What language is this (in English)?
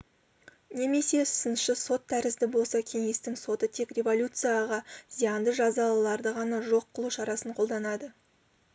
Kazakh